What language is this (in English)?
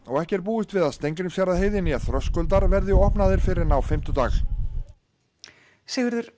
Icelandic